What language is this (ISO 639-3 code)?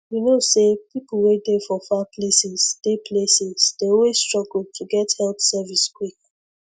pcm